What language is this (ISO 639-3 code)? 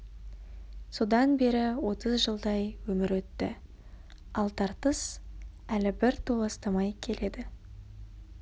kaz